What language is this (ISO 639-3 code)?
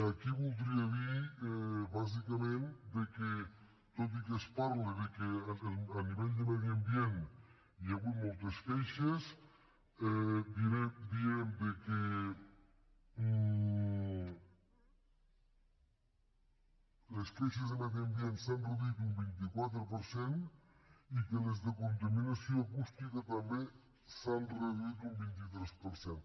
cat